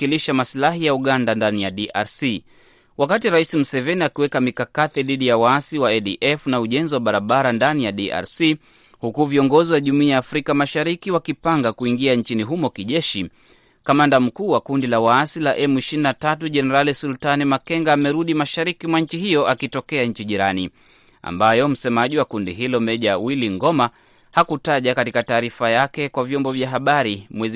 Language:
Swahili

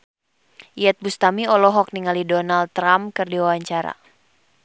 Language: Sundanese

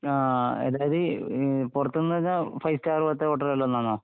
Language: Malayalam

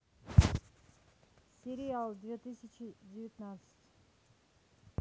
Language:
Russian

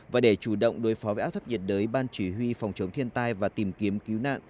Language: Vietnamese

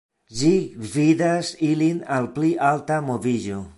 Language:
Esperanto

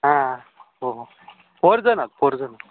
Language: Marathi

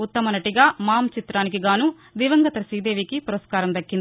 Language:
Telugu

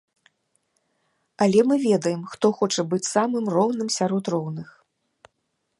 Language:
Belarusian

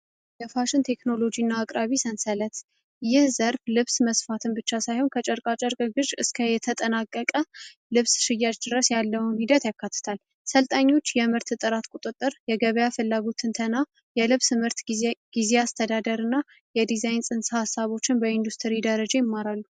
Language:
Amharic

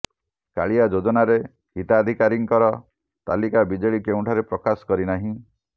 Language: Odia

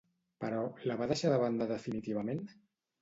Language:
Catalan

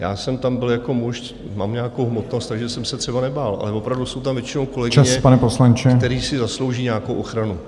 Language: Czech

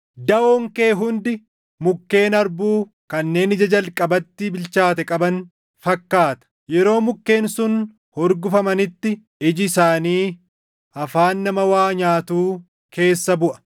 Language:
Oromo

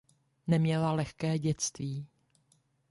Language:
Czech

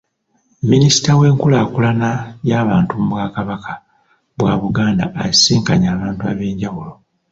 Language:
Ganda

